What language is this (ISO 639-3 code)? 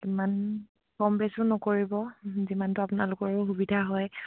asm